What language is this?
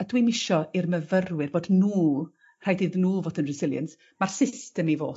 Welsh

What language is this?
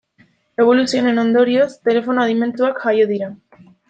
Basque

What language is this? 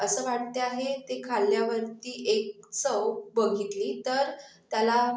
Marathi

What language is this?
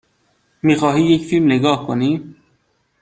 Persian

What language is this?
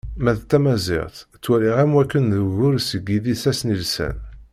Kabyle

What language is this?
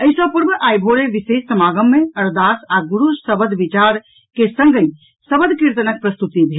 Maithili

